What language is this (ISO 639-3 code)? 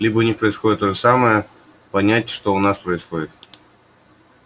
rus